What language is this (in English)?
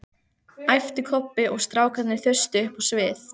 Icelandic